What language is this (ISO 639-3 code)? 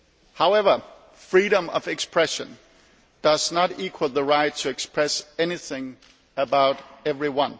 eng